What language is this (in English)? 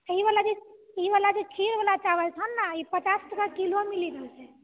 Maithili